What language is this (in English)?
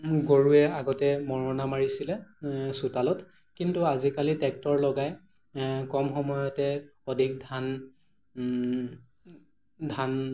Assamese